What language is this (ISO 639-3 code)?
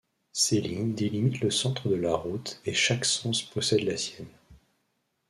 fra